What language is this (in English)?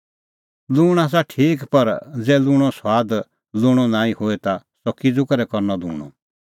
Kullu Pahari